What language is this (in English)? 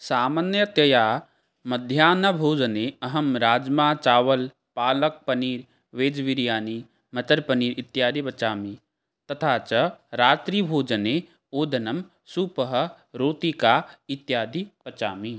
Sanskrit